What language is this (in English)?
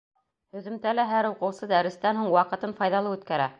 Bashkir